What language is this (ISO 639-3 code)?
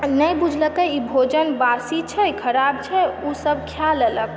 mai